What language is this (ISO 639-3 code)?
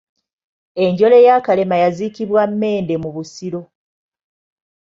lug